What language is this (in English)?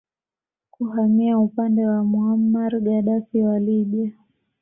Swahili